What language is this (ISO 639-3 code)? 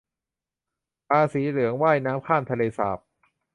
tha